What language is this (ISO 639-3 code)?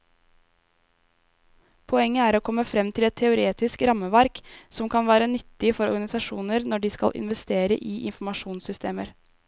nor